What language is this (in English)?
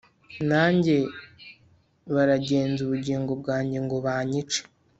Kinyarwanda